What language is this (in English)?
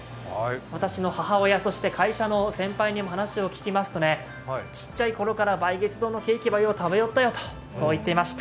Japanese